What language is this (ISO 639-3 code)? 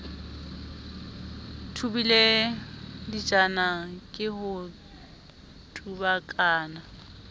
sot